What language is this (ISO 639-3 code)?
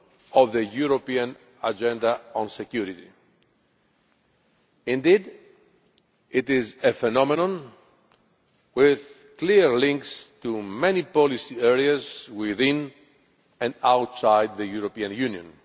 eng